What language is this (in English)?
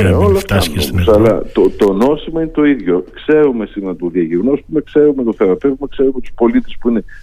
Greek